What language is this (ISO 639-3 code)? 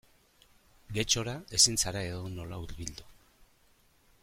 eus